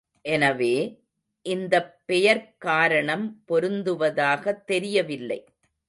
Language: Tamil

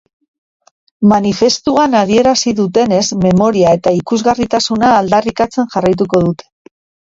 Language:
Basque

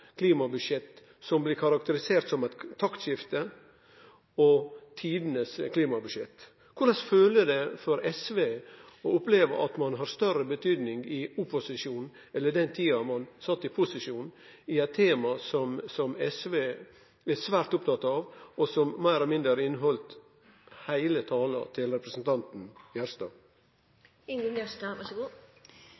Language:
Norwegian Nynorsk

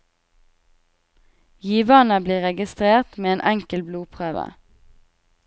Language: Norwegian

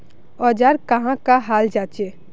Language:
Magahi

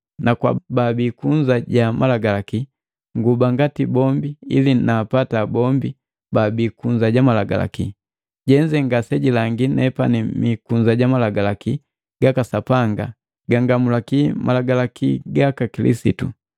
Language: Matengo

